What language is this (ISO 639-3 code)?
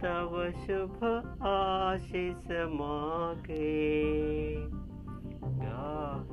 mal